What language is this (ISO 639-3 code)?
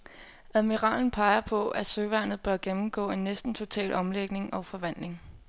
dan